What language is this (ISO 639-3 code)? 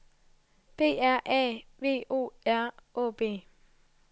dan